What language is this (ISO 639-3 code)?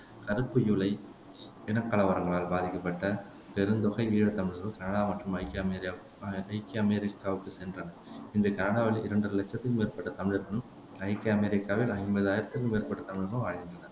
tam